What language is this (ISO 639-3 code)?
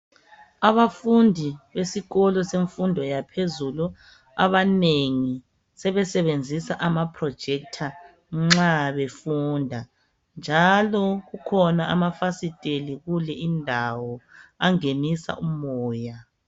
nde